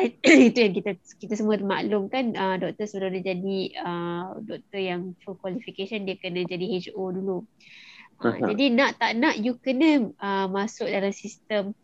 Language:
Malay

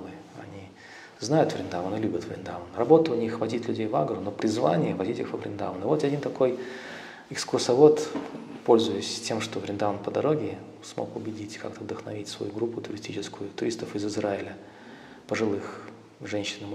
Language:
Russian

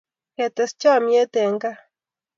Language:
Kalenjin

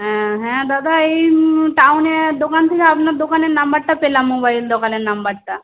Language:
Bangla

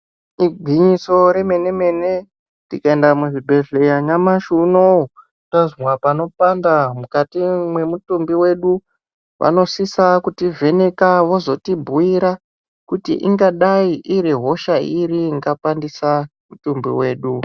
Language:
Ndau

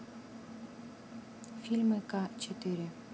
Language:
Russian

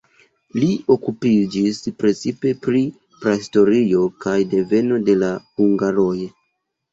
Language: Esperanto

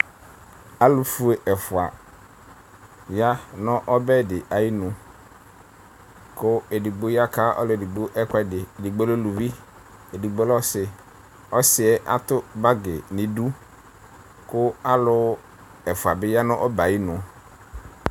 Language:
Ikposo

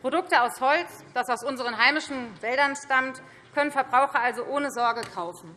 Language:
German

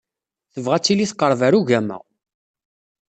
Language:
Kabyle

